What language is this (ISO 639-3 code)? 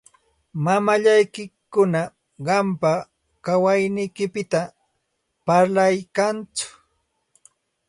qxt